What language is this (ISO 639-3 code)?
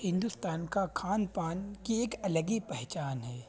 urd